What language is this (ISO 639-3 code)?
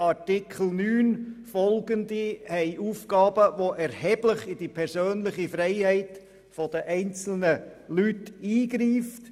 gsw